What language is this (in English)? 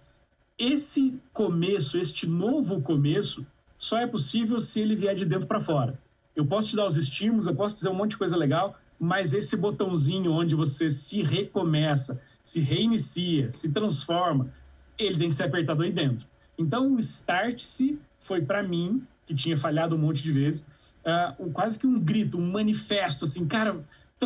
Portuguese